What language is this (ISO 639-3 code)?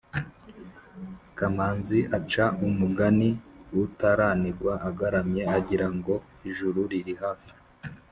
kin